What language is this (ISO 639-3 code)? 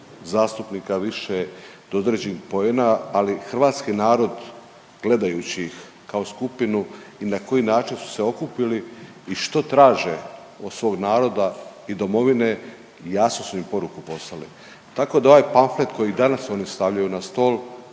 hrv